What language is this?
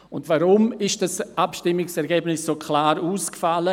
Swiss German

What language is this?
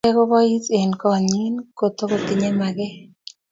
Kalenjin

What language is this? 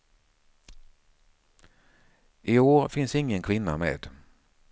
Swedish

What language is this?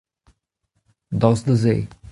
Breton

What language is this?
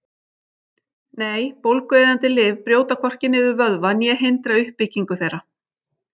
Icelandic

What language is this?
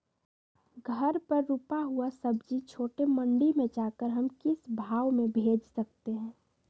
Magahi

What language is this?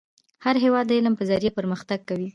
Pashto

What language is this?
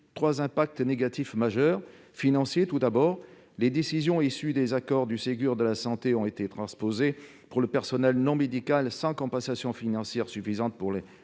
French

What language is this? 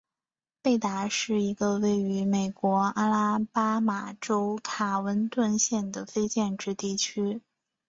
Chinese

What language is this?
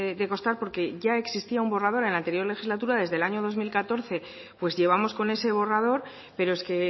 Spanish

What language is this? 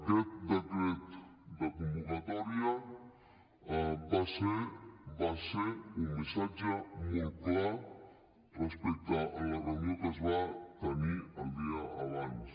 Catalan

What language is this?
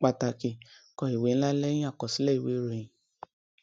Yoruba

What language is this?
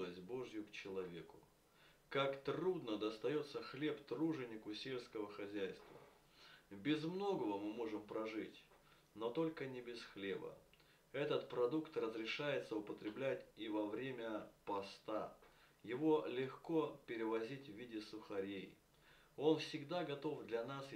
Russian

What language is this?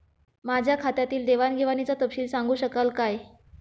Marathi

